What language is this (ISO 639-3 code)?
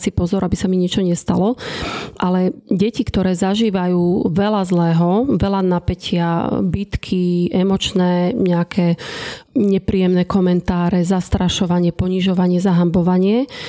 slk